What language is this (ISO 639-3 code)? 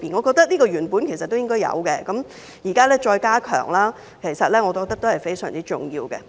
yue